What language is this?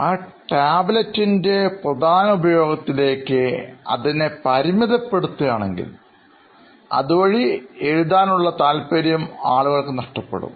Malayalam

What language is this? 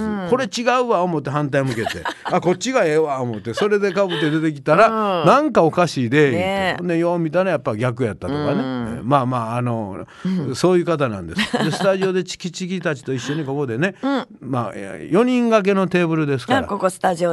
Japanese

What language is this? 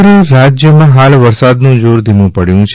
Gujarati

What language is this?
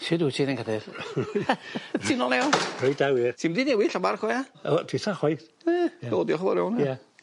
Welsh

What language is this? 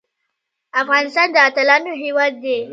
Pashto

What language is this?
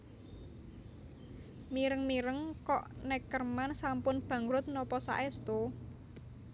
Javanese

